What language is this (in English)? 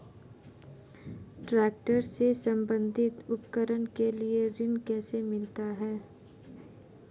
Hindi